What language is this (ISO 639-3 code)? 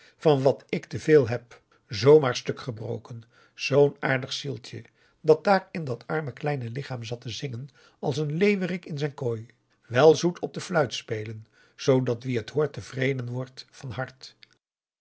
nld